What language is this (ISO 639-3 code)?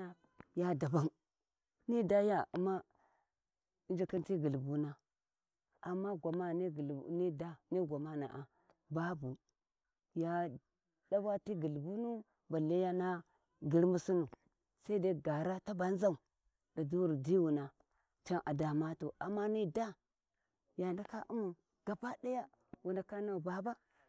wji